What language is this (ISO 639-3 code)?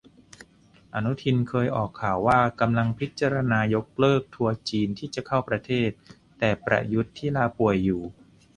tha